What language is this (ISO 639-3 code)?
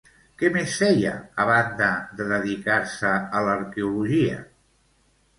cat